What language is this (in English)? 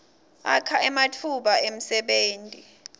Swati